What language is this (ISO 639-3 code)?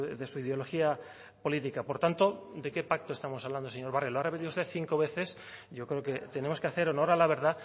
spa